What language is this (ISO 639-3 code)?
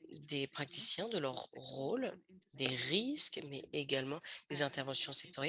fra